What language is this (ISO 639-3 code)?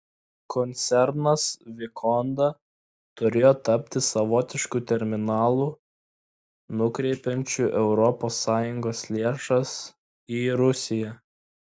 lit